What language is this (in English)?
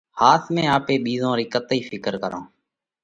Parkari Koli